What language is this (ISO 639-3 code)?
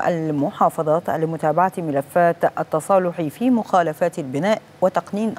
ara